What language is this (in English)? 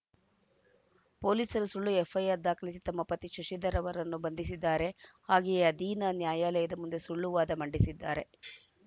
Kannada